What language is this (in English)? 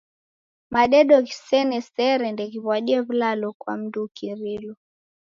Taita